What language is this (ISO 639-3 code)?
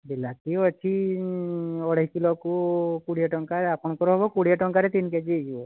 ori